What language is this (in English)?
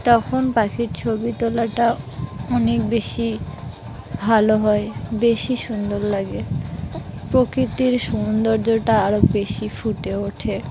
Bangla